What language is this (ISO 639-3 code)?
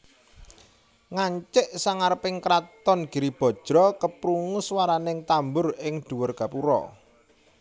jav